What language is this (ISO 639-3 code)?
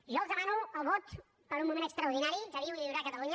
cat